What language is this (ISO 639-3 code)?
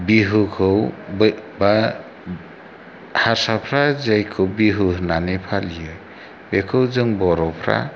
brx